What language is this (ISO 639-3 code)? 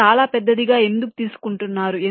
tel